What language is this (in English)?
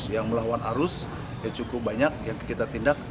Indonesian